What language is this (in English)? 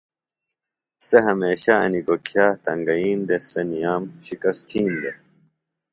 Phalura